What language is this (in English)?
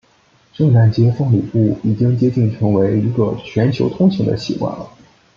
Chinese